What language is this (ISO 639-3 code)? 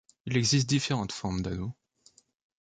fra